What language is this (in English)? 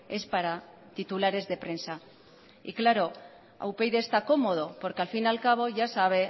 Spanish